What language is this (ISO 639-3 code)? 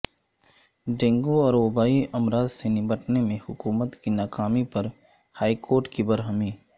urd